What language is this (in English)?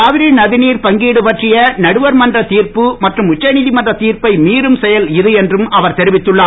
Tamil